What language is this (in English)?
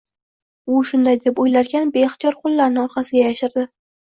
Uzbek